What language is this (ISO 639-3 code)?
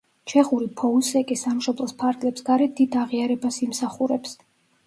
kat